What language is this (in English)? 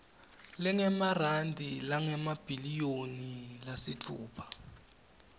Swati